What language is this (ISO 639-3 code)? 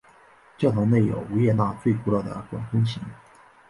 zho